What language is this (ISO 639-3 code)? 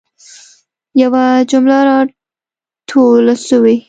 pus